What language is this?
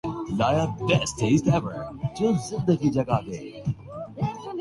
Urdu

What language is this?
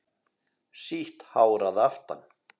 Icelandic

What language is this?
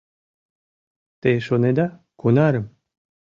Mari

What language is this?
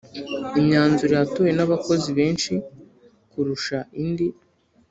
Kinyarwanda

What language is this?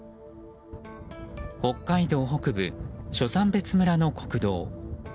Japanese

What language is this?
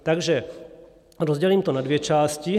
Czech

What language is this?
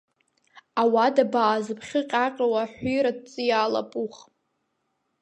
Abkhazian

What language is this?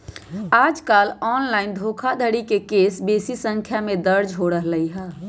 Magahi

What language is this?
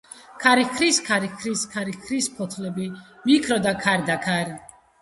Georgian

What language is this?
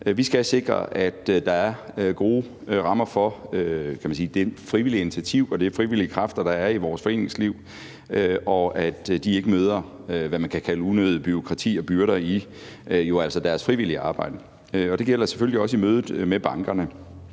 Danish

